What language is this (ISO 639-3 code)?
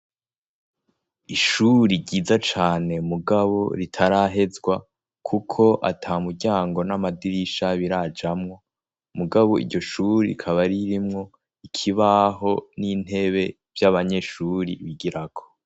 run